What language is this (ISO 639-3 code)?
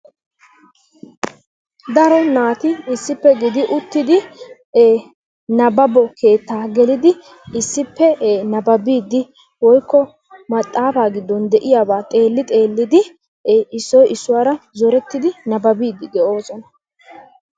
wal